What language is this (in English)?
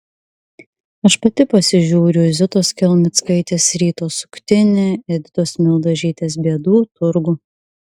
Lithuanian